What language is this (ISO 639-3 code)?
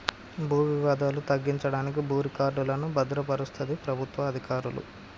tel